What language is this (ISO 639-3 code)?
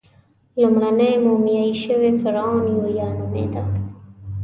pus